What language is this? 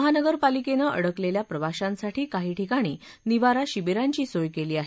Marathi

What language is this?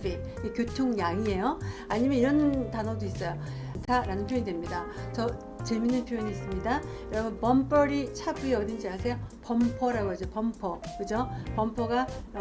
Korean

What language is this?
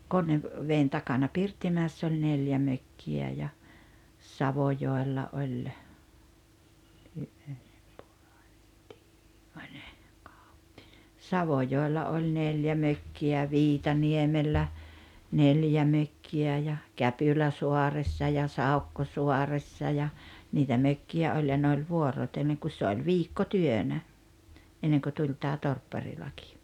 Finnish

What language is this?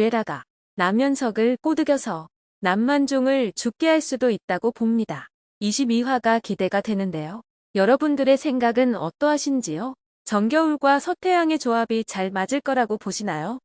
Korean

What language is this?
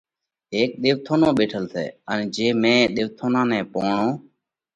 Parkari Koli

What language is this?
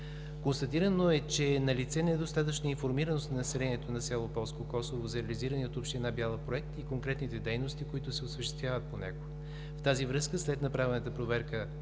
Bulgarian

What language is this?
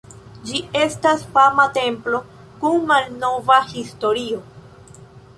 Esperanto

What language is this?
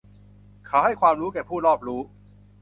Thai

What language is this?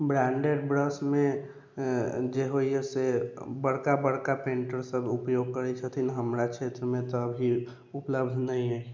Maithili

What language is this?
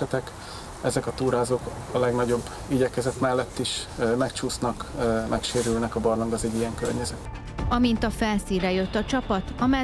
Hungarian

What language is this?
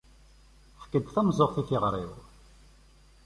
Kabyle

